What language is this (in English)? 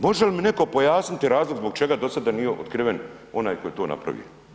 Croatian